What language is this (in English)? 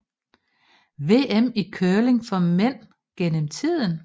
Danish